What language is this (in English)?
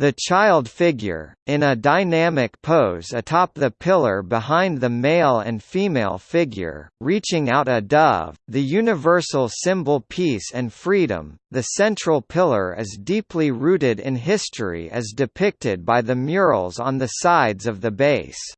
English